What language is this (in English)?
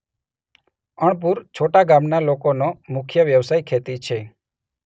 Gujarati